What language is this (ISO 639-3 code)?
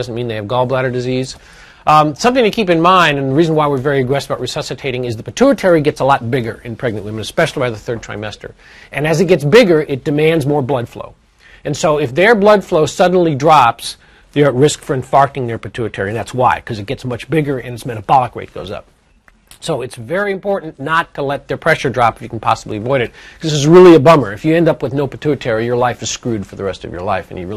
eng